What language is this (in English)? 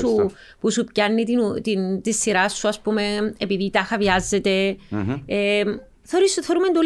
Greek